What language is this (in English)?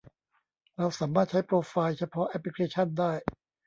Thai